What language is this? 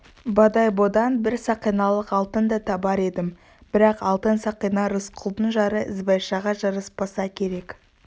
Kazakh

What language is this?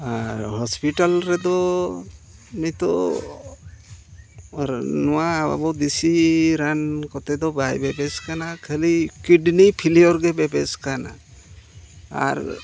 Santali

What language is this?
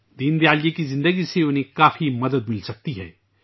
Urdu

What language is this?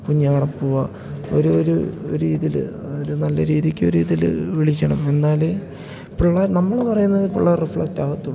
Malayalam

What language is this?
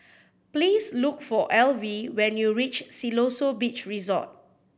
English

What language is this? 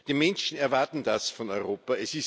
German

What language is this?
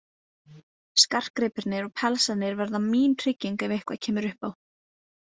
Icelandic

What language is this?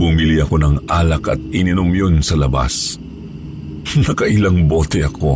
Filipino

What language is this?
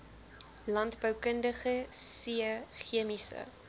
Afrikaans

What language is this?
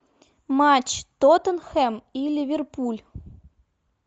Russian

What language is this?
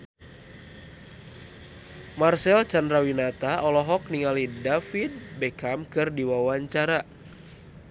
Sundanese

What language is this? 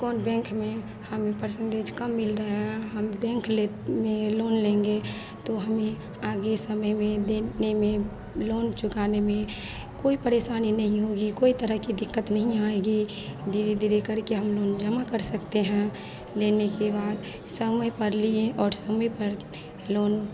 Hindi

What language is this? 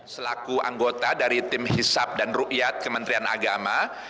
Indonesian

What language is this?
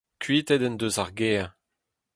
Breton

